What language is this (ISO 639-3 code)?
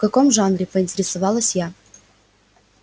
rus